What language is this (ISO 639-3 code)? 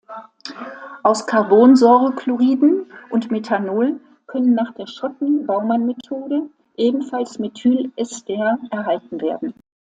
deu